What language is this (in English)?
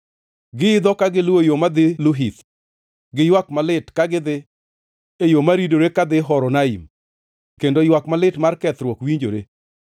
Luo (Kenya and Tanzania)